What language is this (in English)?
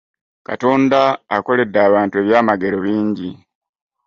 Ganda